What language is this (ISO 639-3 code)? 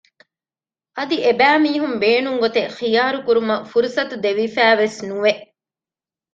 div